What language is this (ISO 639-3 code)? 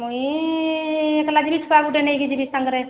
ori